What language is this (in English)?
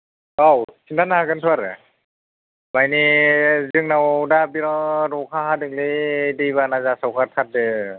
Bodo